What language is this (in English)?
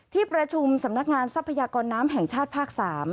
Thai